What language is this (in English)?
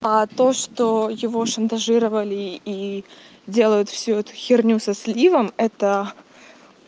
Russian